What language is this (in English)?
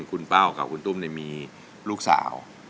Thai